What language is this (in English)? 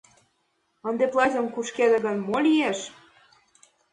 Mari